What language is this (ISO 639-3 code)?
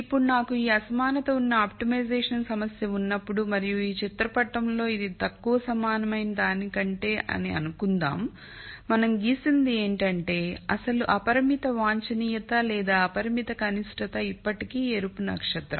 tel